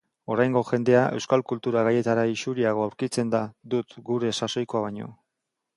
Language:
Basque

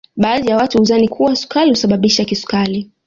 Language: Swahili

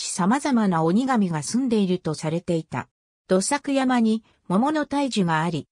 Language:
Japanese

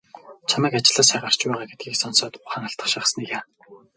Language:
Mongolian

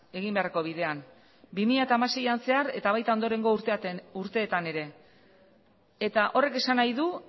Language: Basque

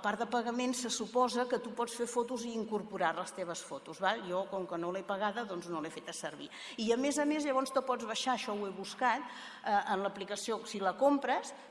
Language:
Spanish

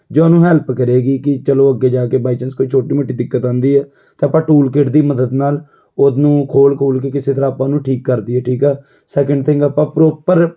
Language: Punjabi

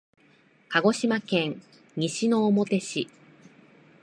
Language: Japanese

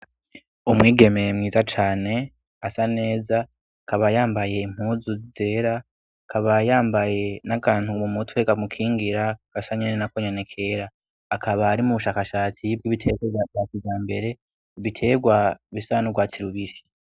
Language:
Rundi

